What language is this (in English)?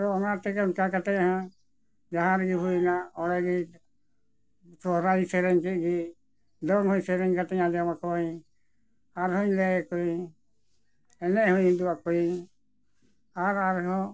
Santali